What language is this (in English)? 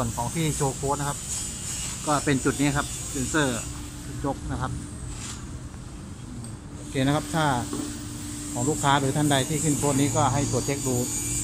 Thai